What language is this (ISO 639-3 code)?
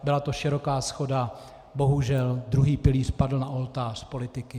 ces